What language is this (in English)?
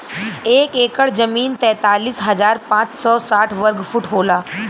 Bhojpuri